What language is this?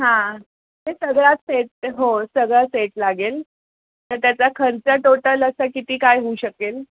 Marathi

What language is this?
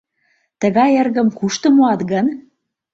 Mari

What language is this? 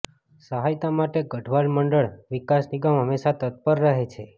Gujarati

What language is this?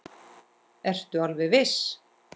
Icelandic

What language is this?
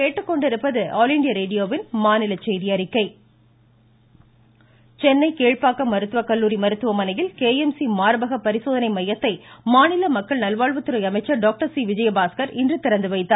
Tamil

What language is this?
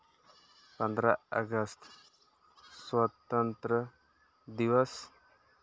Santali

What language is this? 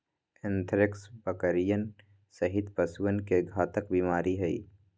Magahi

